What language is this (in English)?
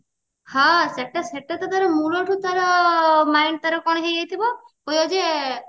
Odia